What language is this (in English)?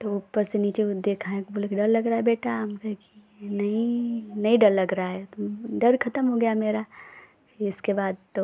Hindi